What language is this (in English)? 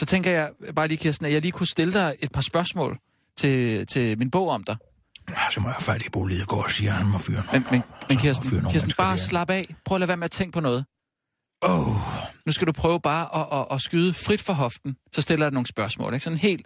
Danish